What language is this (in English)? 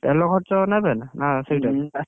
Odia